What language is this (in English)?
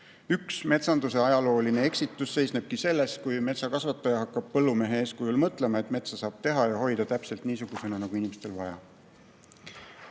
Estonian